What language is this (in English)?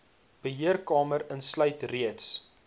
Afrikaans